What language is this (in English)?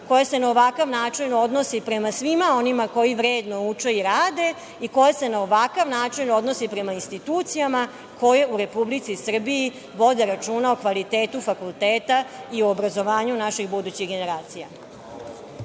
Serbian